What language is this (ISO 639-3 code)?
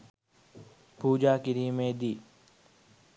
sin